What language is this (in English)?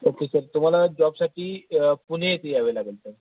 Marathi